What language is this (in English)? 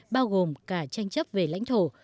Vietnamese